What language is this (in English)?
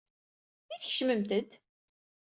Kabyle